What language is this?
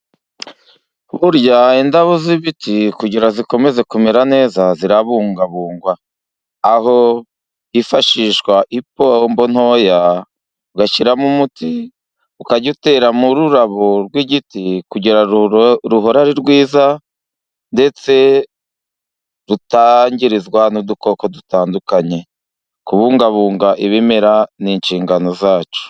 Kinyarwanda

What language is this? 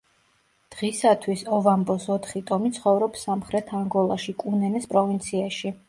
Georgian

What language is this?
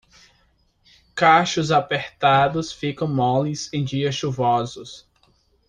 Portuguese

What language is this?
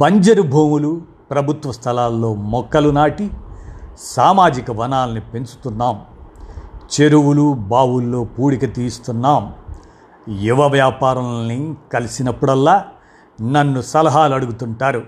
Telugu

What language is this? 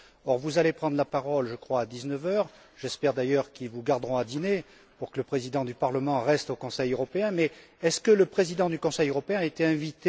French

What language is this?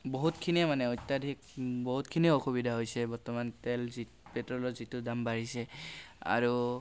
Assamese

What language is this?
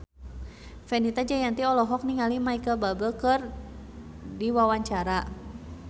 Sundanese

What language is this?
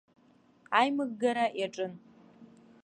Abkhazian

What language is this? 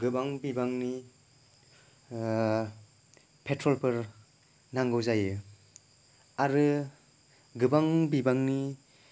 Bodo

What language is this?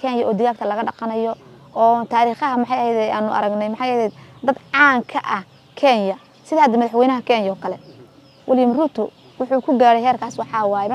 Arabic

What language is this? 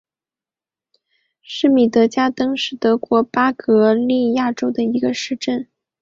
Chinese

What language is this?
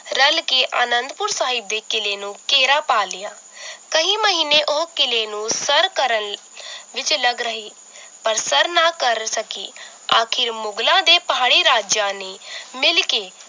Punjabi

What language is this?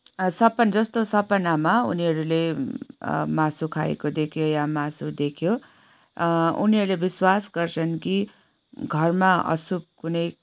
Nepali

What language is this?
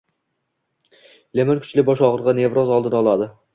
Uzbek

